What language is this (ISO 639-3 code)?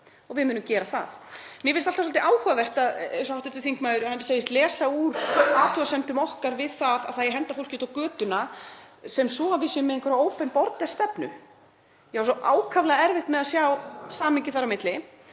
isl